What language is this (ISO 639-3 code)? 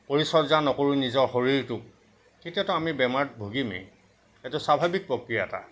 asm